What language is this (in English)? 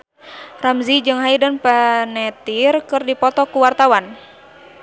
Sundanese